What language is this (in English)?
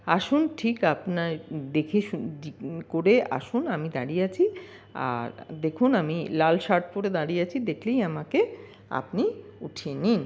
Bangla